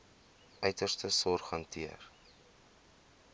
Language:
Afrikaans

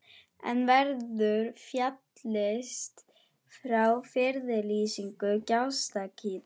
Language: Icelandic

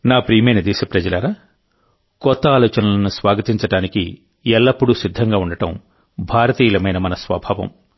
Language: Telugu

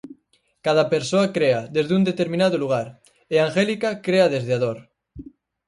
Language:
Galician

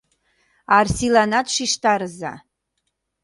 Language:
Mari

